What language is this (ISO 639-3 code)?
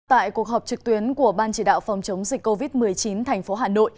vie